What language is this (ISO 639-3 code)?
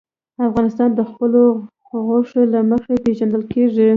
pus